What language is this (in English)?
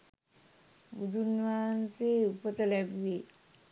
Sinhala